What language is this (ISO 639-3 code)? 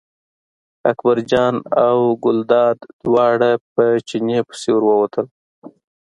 pus